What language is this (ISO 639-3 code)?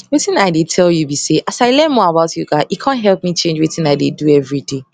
pcm